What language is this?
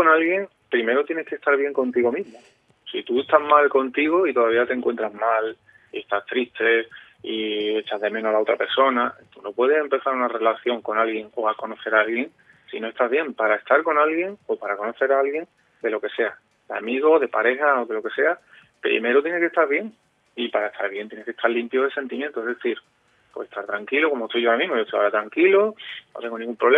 Spanish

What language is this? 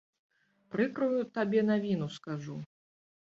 Belarusian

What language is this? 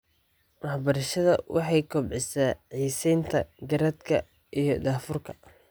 Somali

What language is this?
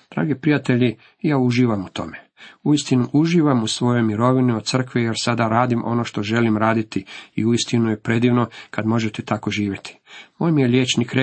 Croatian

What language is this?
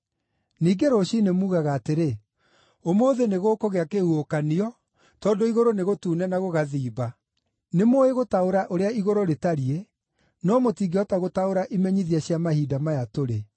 Kikuyu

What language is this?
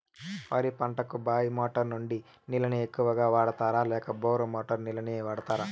Telugu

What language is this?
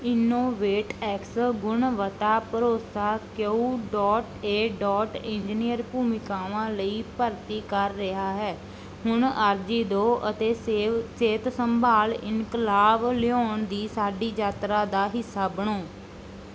Punjabi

